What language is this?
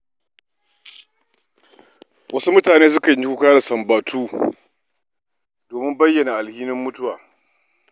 Hausa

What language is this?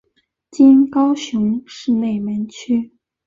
Chinese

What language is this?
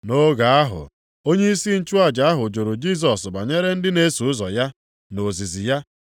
Igbo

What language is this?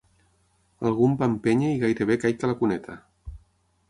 Catalan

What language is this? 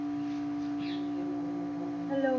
Punjabi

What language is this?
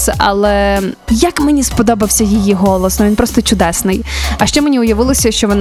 Ukrainian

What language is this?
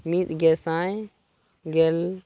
Santali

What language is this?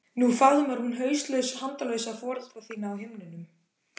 Icelandic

